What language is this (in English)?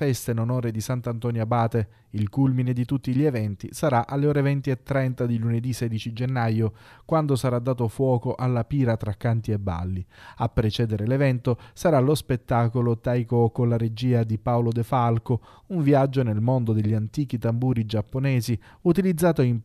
Italian